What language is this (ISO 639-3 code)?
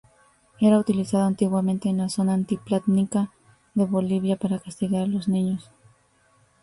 spa